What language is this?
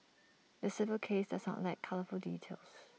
English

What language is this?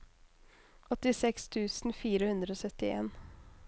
Norwegian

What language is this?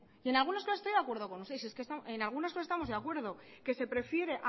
Spanish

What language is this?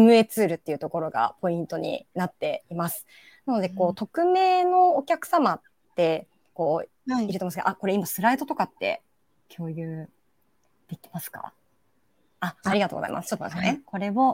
Japanese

